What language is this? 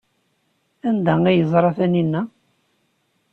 Kabyle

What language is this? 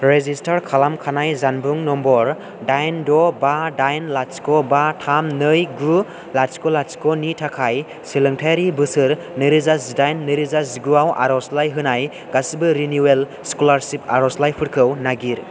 Bodo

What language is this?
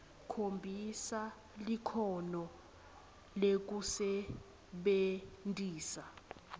Swati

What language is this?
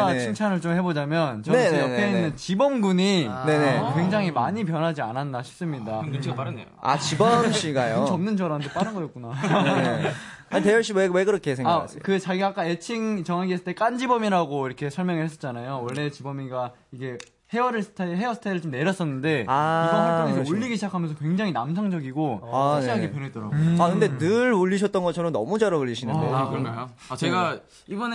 Korean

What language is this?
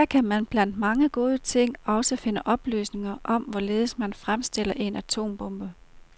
Danish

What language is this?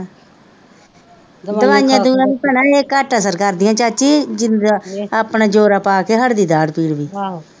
Punjabi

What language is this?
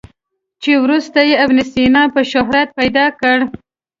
Pashto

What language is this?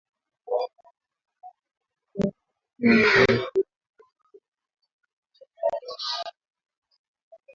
Swahili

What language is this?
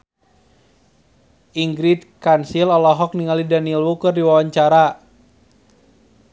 Sundanese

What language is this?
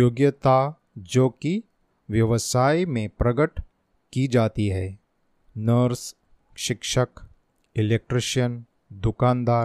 Hindi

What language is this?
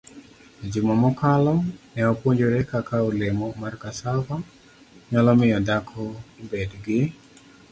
Luo (Kenya and Tanzania)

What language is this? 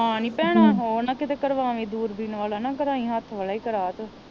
Punjabi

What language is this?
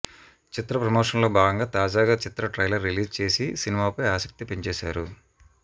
Telugu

